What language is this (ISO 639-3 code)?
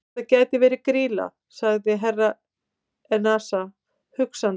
isl